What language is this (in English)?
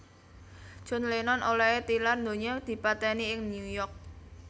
Javanese